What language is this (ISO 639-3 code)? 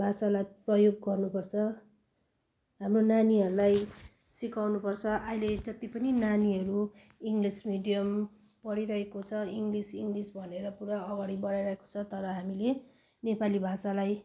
nep